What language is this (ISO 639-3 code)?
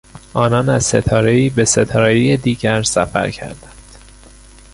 fas